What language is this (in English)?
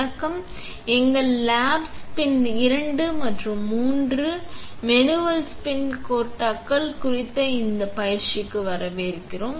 Tamil